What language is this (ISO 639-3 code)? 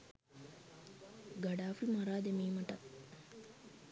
sin